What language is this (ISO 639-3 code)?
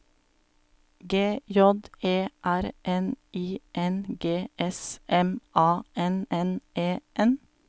nor